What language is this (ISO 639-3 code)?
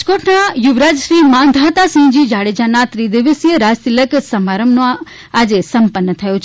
guj